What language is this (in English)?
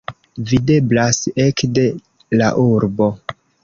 Esperanto